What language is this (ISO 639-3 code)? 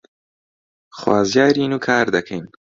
ckb